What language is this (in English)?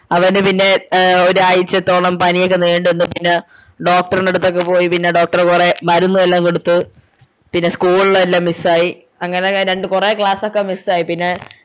Malayalam